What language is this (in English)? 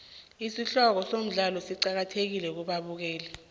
South Ndebele